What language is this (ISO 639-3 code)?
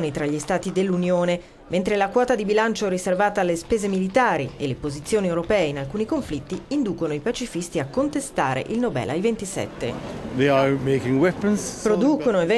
ita